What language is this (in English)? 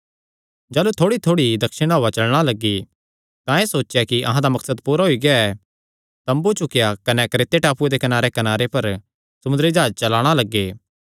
Kangri